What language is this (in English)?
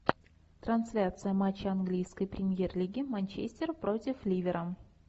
Russian